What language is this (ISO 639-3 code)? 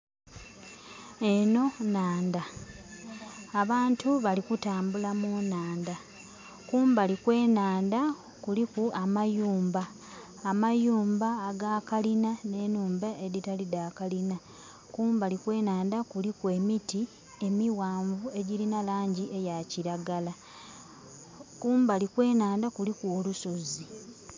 xog